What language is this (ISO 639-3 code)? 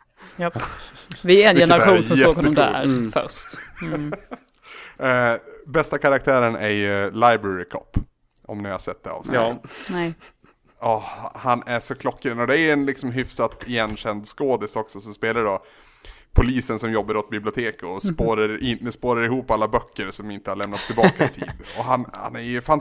swe